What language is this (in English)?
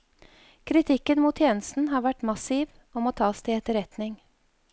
Norwegian